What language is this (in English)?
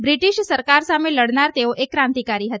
Gujarati